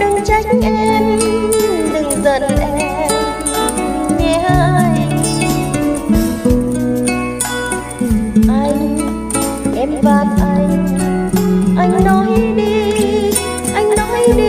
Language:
Vietnamese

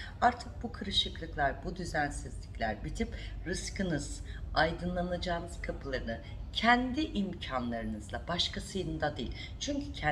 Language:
Turkish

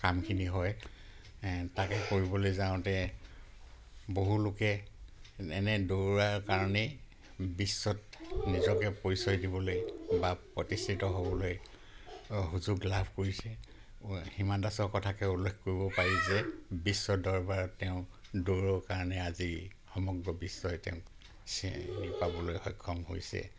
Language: Assamese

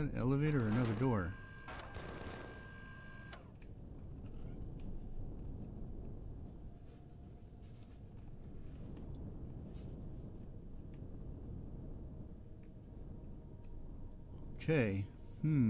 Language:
English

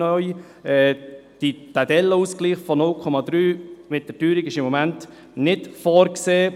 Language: Swiss German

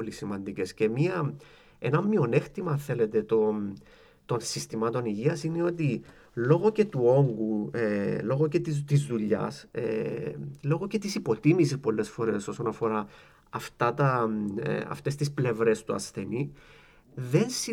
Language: Greek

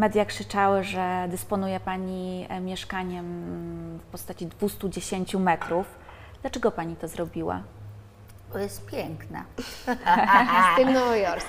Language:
Polish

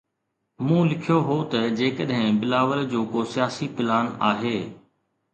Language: Sindhi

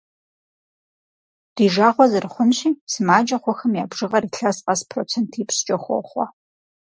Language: Kabardian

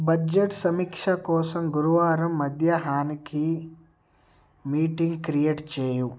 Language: Telugu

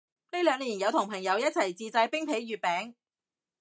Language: Cantonese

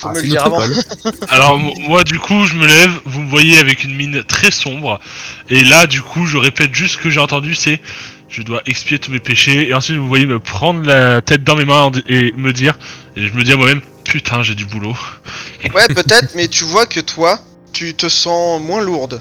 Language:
French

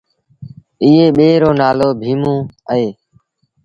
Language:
Sindhi Bhil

